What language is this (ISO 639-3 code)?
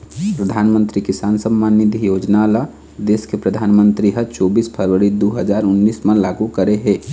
hne